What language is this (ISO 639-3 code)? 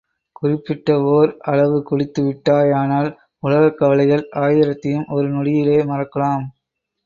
tam